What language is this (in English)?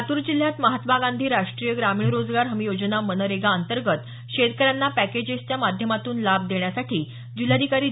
Marathi